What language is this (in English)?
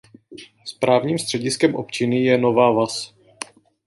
Czech